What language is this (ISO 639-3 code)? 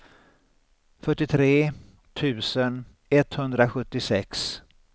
swe